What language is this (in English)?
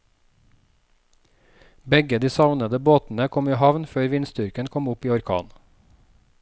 Norwegian